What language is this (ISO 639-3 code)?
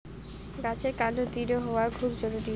ben